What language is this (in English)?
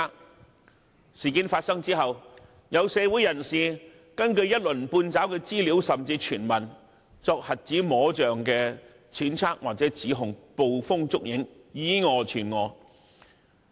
Cantonese